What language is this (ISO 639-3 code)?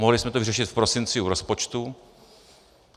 ces